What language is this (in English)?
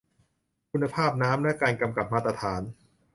Thai